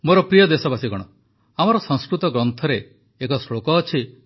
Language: Odia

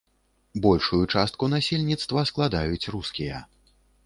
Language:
Belarusian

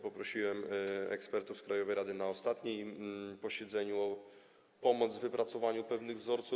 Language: Polish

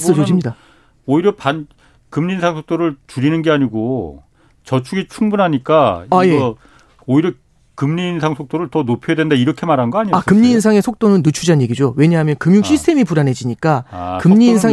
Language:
Korean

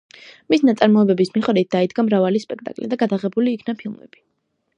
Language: Georgian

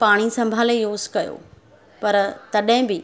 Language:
Sindhi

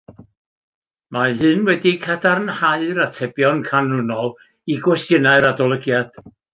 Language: Welsh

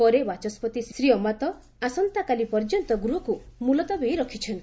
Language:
Odia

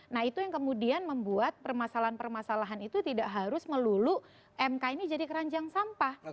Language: Indonesian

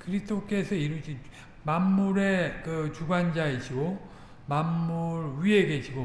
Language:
Korean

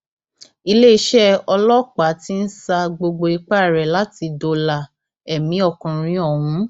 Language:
Yoruba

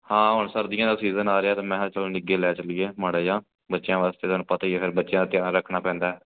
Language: Punjabi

